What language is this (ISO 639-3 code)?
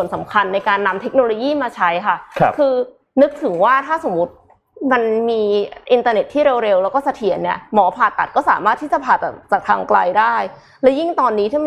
tha